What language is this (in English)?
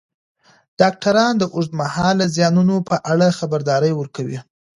Pashto